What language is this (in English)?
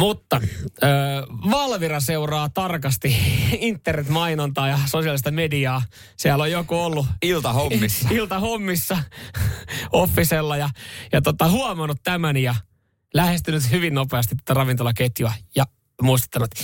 Finnish